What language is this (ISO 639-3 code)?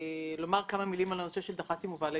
heb